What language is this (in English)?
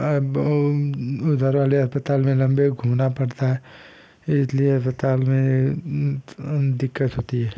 Hindi